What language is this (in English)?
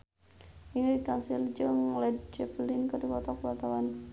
Sundanese